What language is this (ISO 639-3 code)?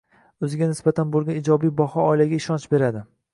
uzb